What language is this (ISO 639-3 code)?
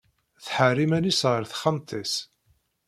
kab